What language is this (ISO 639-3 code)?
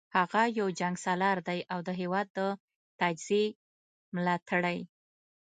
pus